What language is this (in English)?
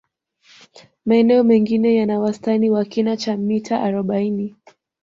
Swahili